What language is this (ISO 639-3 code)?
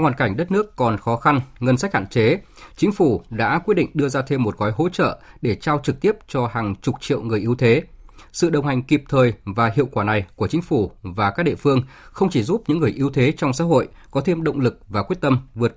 vie